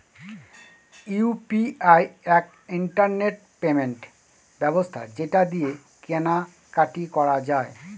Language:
Bangla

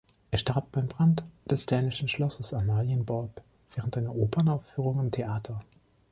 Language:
German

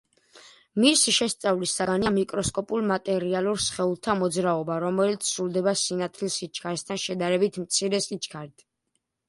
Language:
Georgian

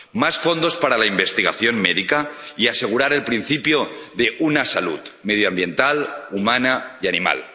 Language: Spanish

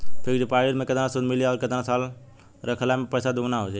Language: Bhojpuri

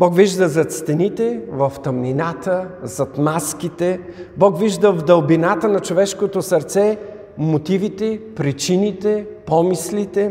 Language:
Bulgarian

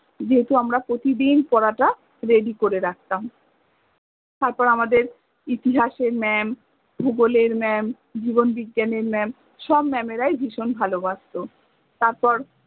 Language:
Bangla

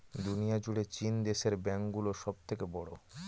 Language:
Bangla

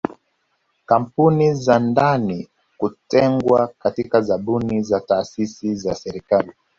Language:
Swahili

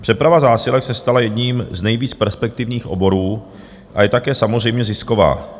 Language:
Czech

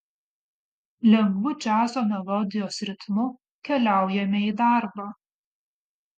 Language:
Lithuanian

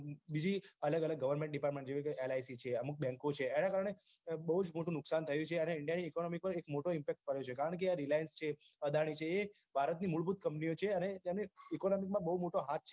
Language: Gujarati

